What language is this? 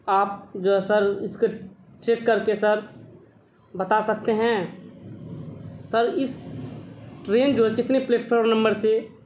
Urdu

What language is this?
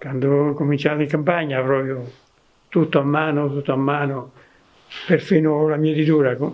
Italian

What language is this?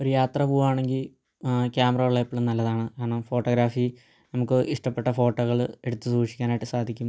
Malayalam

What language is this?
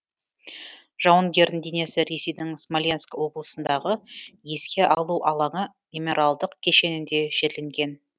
Kazakh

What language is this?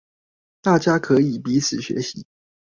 Chinese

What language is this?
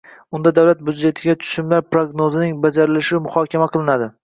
Uzbek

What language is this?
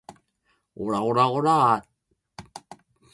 Japanese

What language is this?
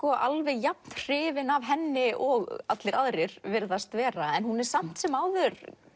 Icelandic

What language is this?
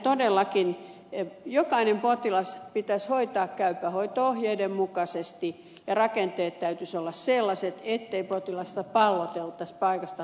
Finnish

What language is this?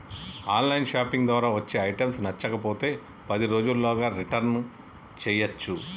Telugu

